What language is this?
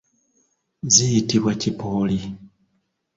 Ganda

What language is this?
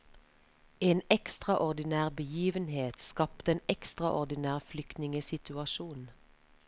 Norwegian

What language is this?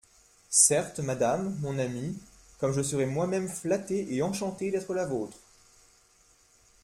French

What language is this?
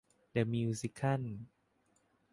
Thai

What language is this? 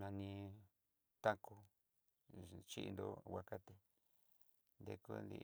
Southeastern Nochixtlán Mixtec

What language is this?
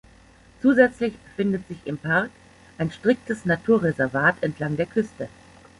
German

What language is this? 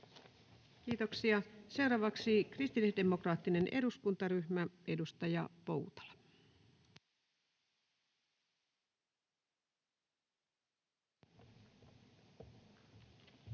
Finnish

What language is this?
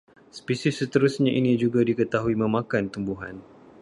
Malay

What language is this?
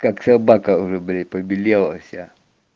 Russian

